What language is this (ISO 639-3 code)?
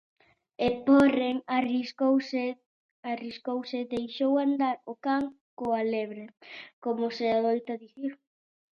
glg